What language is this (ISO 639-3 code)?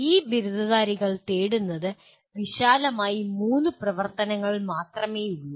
mal